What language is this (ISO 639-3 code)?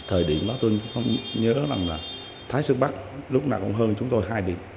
vie